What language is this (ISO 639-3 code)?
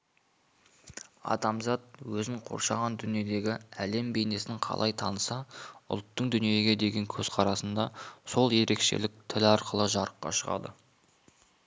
kaz